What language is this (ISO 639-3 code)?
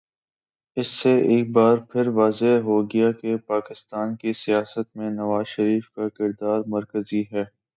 urd